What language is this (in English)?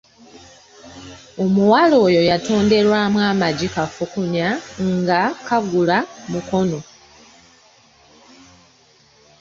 Ganda